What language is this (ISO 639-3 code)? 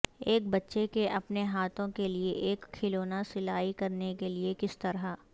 urd